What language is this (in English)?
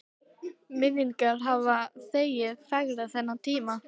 Icelandic